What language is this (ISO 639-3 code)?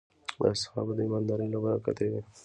pus